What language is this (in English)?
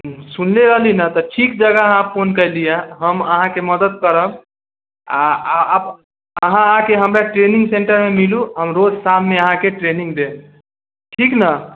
Maithili